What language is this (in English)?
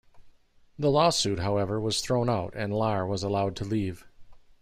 English